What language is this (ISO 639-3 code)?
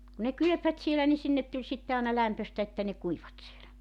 fin